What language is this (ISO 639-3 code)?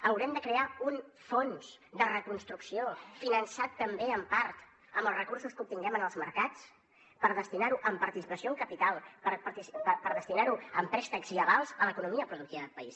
cat